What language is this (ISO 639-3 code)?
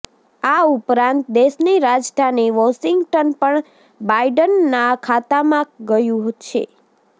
guj